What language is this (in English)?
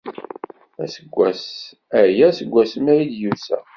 Kabyle